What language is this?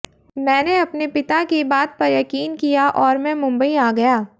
Hindi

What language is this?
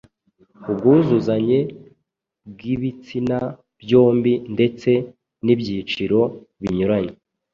Kinyarwanda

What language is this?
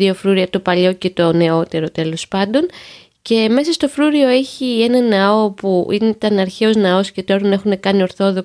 Greek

